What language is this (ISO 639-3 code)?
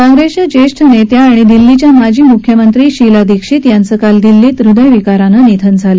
mar